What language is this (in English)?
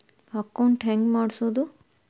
Kannada